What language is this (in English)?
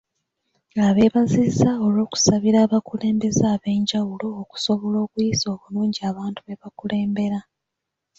Ganda